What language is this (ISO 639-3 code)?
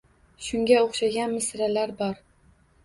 uzb